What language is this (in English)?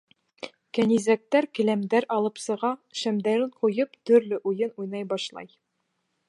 Bashkir